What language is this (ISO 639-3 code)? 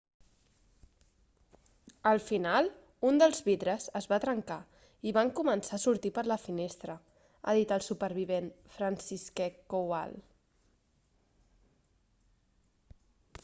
cat